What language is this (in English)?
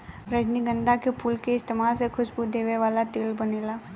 Bhojpuri